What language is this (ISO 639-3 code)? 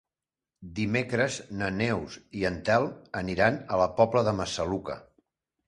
cat